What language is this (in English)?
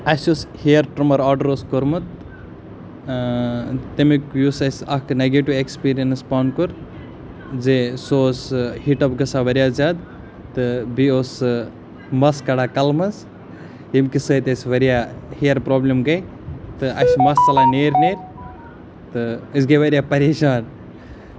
Kashmiri